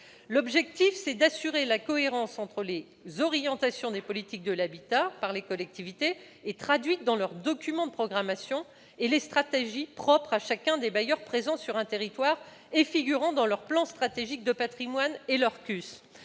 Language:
French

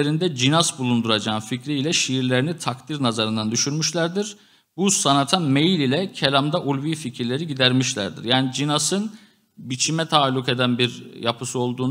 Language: Turkish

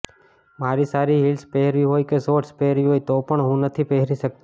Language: Gujarati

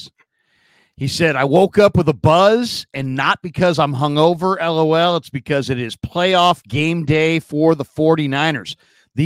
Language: English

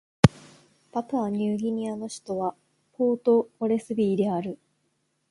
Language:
Japanese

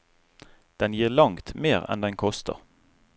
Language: Norwegian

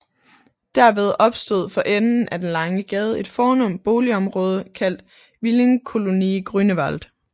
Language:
Danish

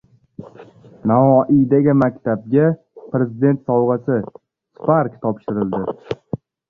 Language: Uzbek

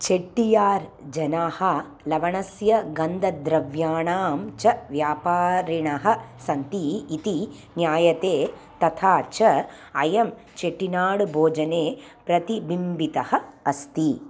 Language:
Sanskrit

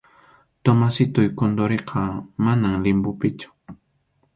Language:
Arequipa-La Unión Quechua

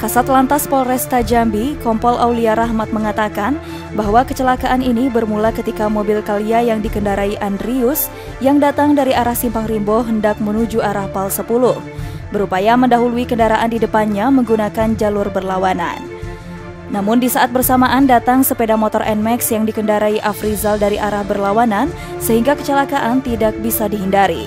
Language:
Indonesian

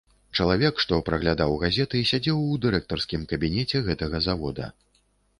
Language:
Belarusian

